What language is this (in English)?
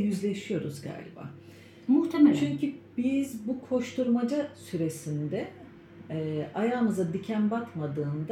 Turkish